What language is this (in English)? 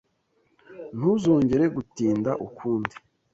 Kinyarwanda